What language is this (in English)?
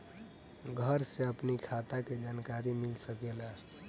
Bhojpuri